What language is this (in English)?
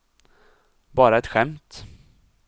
Swedish